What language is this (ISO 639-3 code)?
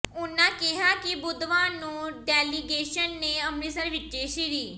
pan